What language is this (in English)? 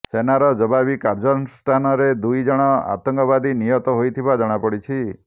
Odia